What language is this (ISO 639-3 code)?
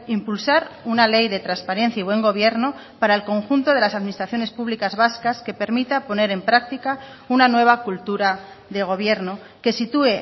spa